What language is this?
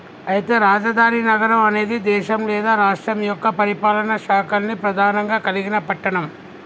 Telugu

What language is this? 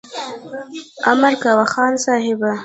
Pashto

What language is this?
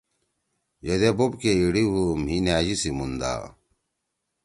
Torwali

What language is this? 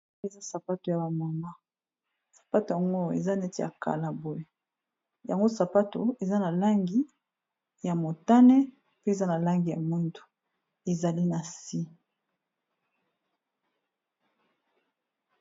Lingala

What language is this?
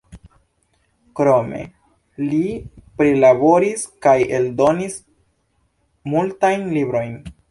Esperanto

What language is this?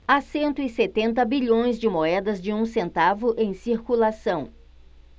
Portuguese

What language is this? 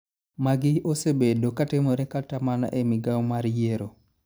Luo (Kenya and Tanzania)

